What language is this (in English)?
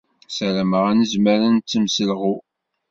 Kabyle